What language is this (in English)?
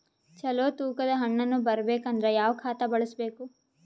Kannada